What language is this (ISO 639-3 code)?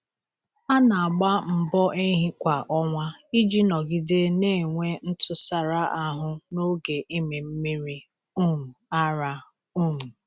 ibo